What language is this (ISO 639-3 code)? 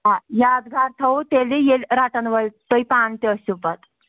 kas